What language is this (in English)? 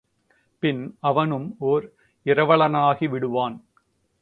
Tamil